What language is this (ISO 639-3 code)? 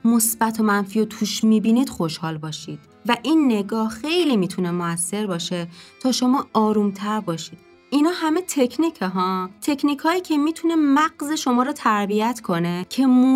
fas